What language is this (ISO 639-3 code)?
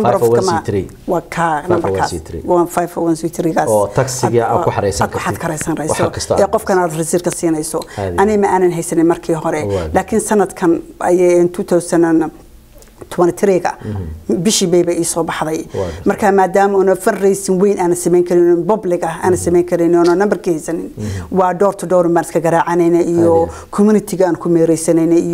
ara